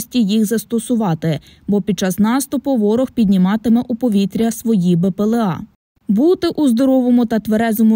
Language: Ukrainian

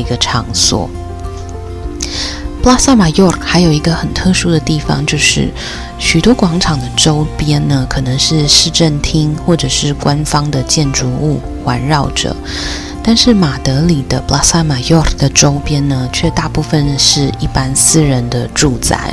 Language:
Chinese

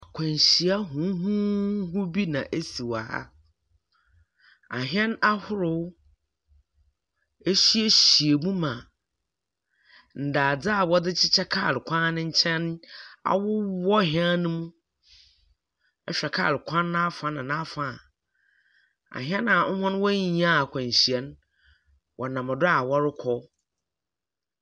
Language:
Akan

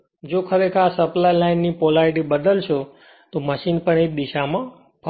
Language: Gujarati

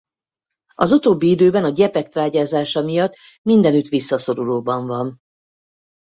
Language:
Hungarian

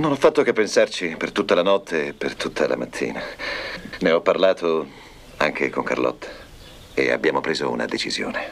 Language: Italian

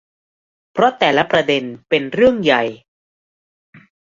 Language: Thai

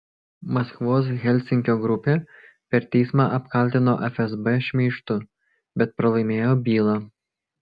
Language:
Lithuanian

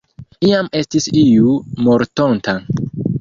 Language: Esperanto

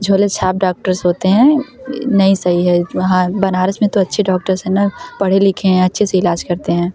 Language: Hindi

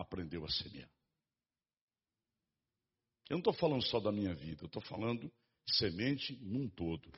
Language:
Portuguese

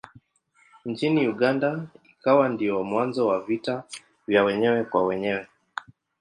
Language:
Swahili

